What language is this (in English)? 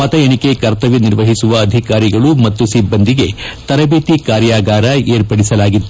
Kannada